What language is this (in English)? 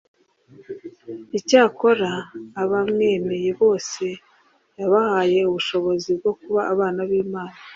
Kinyarwanda